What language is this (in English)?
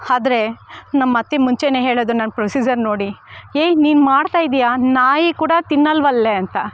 Kannada